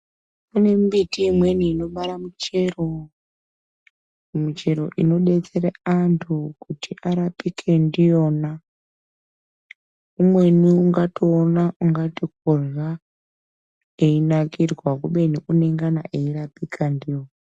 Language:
Ndau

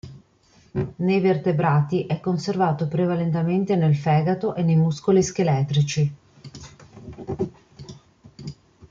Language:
Italian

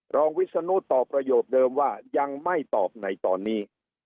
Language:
Thai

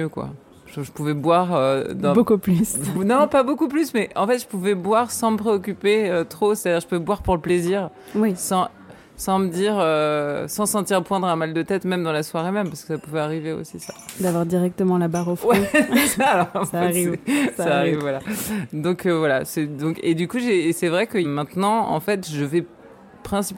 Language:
French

